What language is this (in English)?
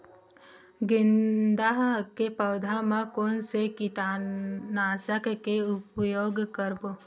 Chhattisgarhi